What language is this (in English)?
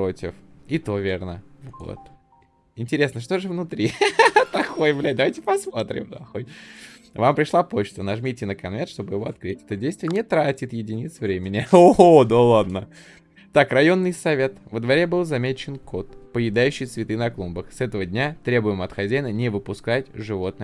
Russian